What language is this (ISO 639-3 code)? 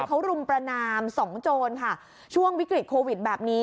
tha